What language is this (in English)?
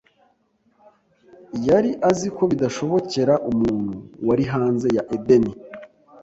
Kinyarwanda